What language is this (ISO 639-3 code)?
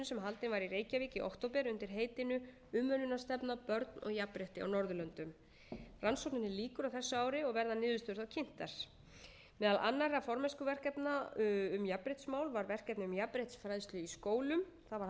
isl